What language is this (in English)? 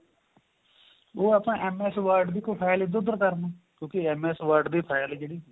Punjabi